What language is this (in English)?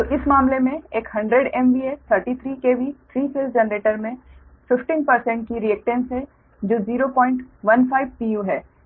Hindi